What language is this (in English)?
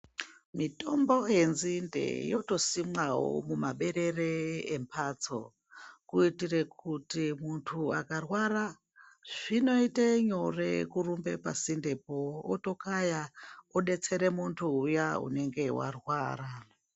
Ndau